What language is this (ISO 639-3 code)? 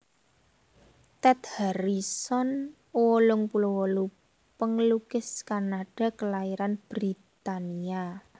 jav